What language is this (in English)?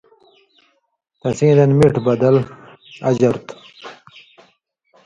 Indus Kohistani